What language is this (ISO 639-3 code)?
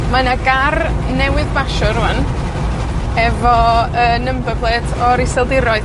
cym